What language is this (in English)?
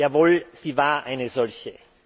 German